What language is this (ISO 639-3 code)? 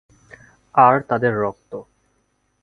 ben